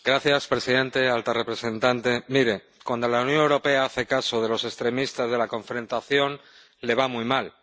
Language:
Spanish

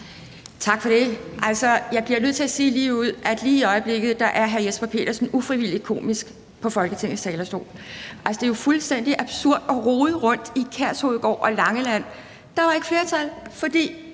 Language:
Danish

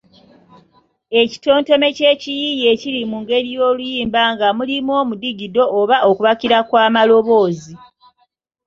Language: Ganda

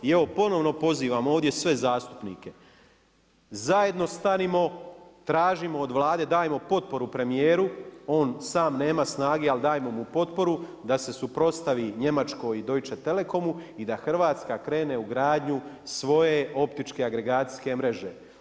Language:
Croatian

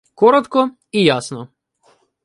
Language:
Ukrainian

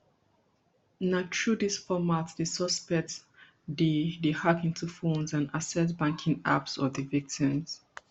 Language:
Nigerian Pidgin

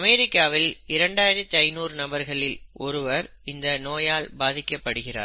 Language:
Tamil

